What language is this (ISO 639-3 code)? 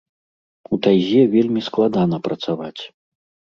bel